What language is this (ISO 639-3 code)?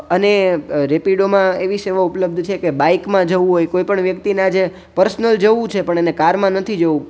guj